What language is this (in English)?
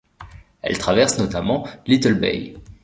French